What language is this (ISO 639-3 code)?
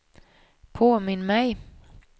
swe